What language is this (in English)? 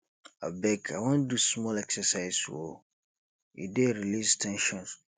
Nigerian Pidgin